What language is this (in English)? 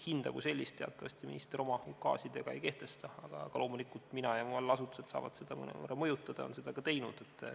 Estonian